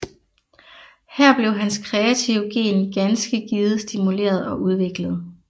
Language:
Danish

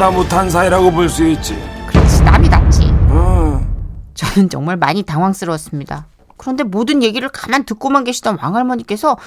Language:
Korean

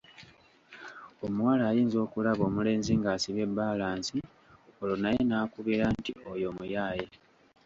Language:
Ganda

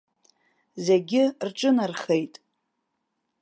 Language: Abkhazian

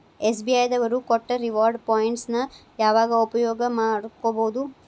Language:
Kannada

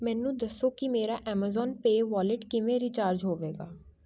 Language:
Punjabi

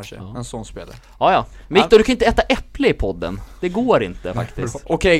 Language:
Swedish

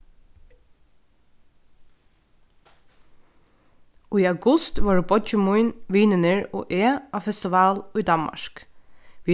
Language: Faroese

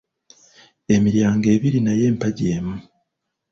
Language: Ganda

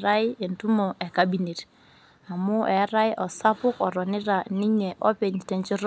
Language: Masai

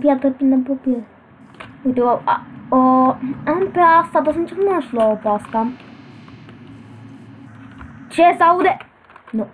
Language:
Romanian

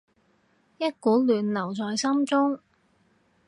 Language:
Cantonese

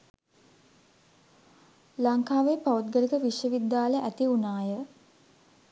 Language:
Sinhala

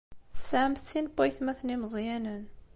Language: Kabyle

